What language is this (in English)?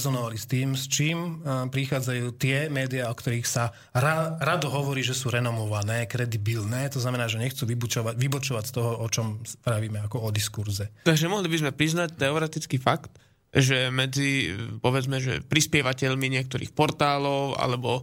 Slovak